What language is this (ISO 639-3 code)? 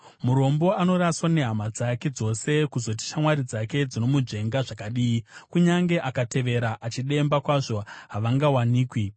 sna